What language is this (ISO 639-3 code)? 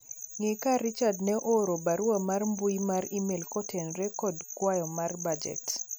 luo